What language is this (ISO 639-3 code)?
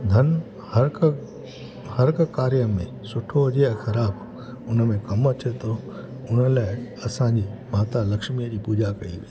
snd